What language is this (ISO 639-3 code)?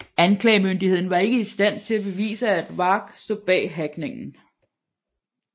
dan